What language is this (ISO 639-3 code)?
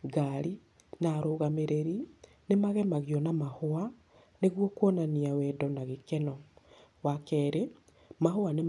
kik